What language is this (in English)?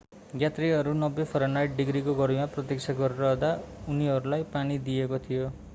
Nepali